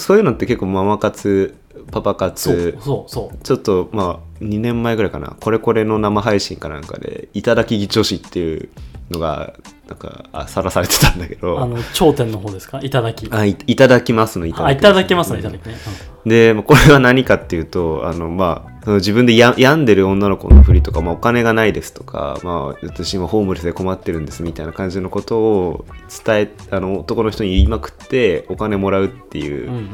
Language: Japanese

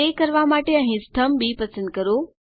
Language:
Gujarati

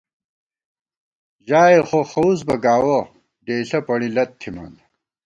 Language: Gawar-Bati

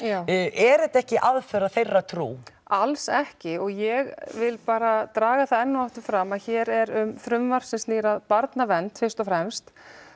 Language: Icelandic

